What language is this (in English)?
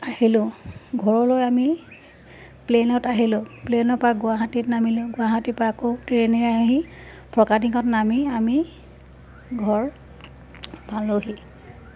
Assamese